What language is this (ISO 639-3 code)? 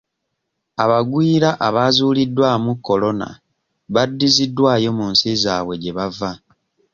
lug